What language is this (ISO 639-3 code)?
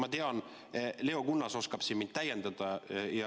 est